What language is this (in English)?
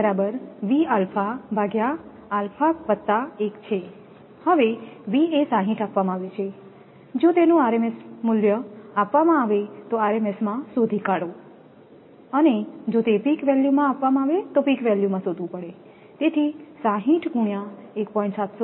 Gujarati